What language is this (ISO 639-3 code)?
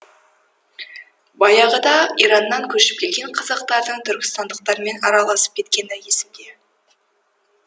kaz